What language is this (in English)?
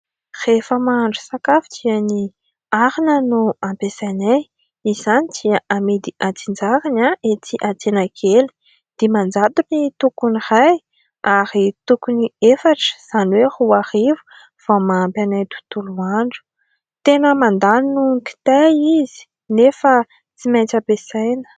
Malagasy